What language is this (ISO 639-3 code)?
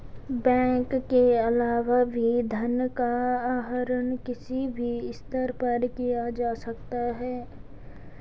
hin